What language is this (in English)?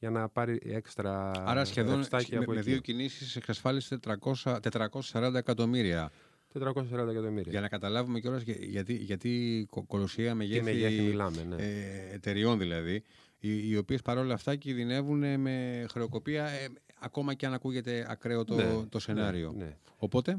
Greek